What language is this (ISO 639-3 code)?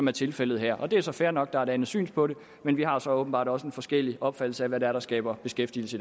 dan